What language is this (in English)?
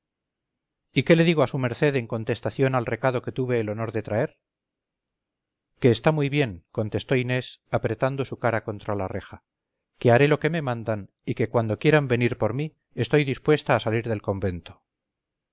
Spanish